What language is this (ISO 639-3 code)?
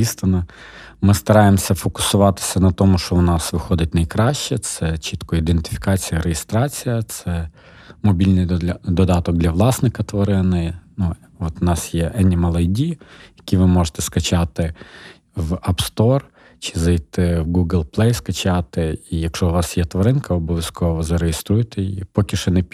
ukr